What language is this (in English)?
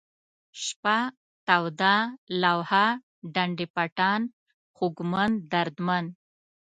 Pashto